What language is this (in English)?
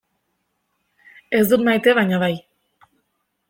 Basque